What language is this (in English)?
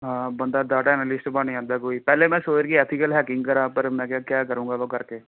Punjabi